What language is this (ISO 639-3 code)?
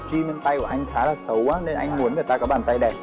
vie